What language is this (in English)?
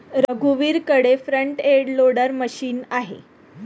Marathi